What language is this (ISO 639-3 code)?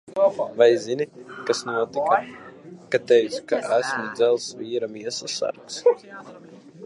lav